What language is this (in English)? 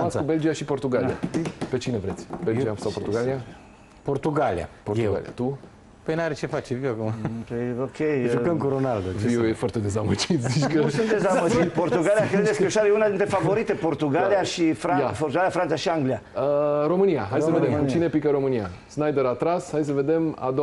Romanian